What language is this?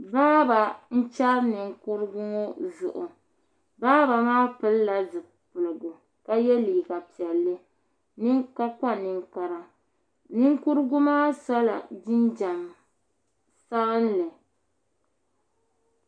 Dagbani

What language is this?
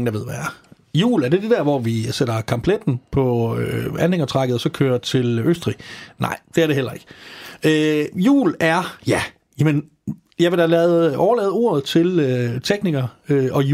Danish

